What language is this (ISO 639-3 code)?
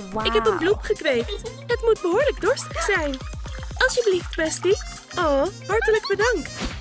nld